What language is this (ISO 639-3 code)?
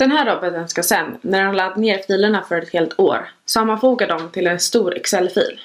swe